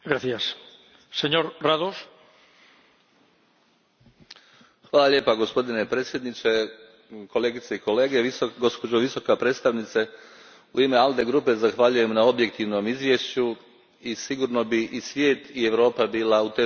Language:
Croatian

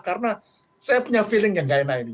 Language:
Indonesian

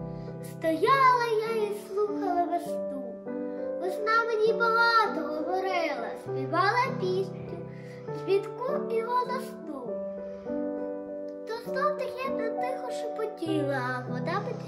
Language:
Ukrainian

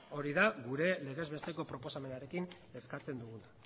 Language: Basque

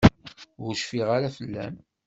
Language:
Kabyle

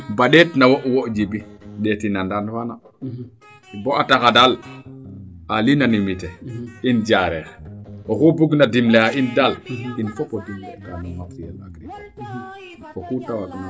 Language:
Serer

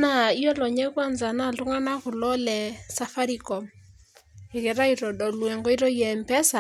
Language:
Masai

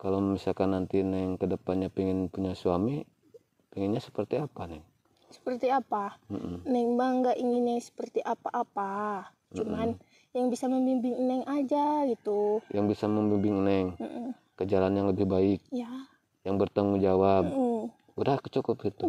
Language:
Indonesian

